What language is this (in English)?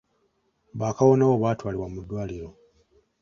Ganda